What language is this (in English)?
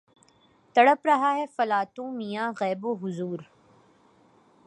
Urdu